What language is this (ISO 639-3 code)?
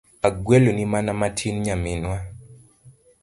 luo